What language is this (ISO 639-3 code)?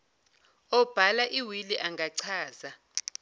zul